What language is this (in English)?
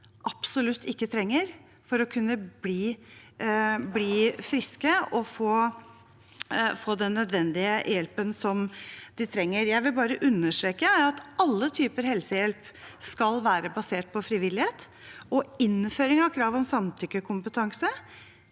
Norwegian